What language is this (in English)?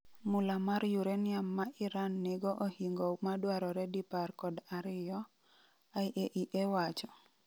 Luo (Kenya and Tanzania)